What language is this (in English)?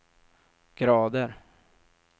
Swedish